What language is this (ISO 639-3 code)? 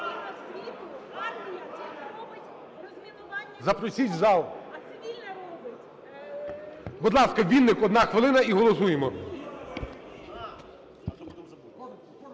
ukr